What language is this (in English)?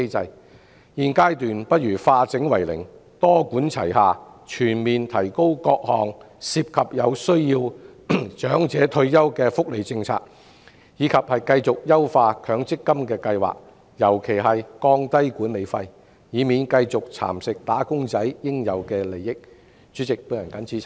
Cantonese